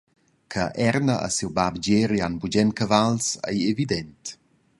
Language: Romansh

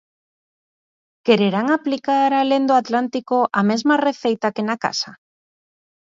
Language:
Galician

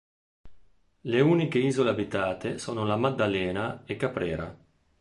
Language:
Italian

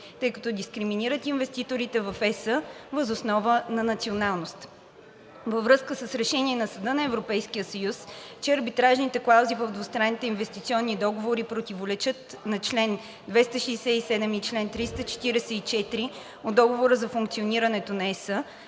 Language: Bulgarian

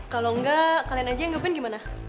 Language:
Indonesian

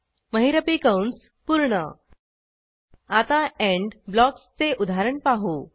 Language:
Marathi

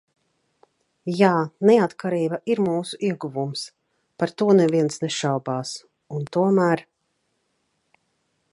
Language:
Latvian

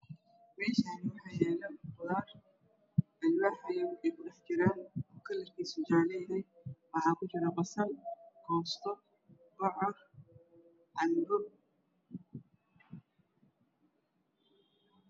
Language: Somali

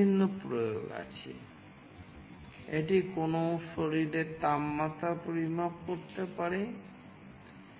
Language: Bangla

